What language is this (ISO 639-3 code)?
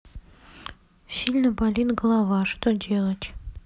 rus